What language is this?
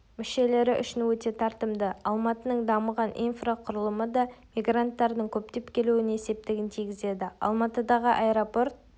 Kazakh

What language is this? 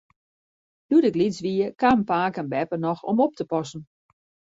Western Frisian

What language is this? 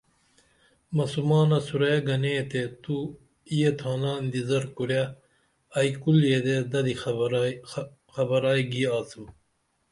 Dameli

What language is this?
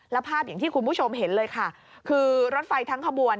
Thai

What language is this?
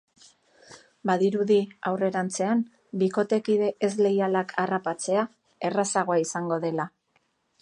Basque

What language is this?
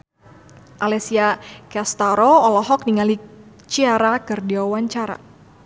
Sundanese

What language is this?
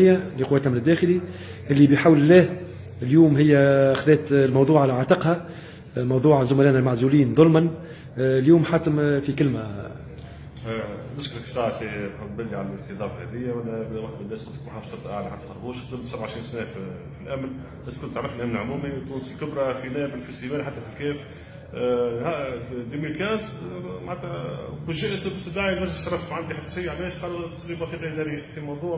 Arabic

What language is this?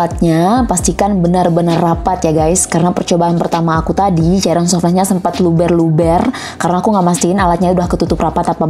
Indonesian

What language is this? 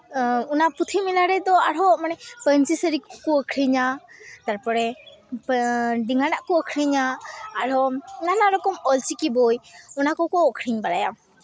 Santali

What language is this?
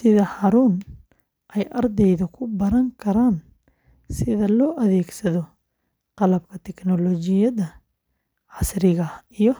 Somali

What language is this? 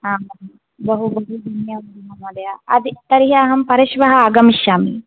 Sanskrit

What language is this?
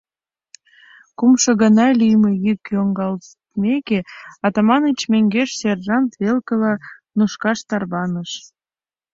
Mari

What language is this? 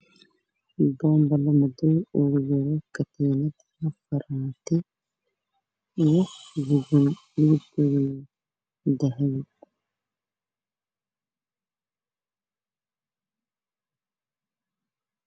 Somali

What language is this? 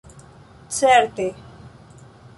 Esperanto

